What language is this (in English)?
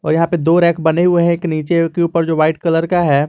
Hindi